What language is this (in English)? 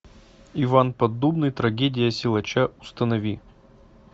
Russian